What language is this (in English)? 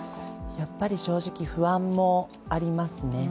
Japanese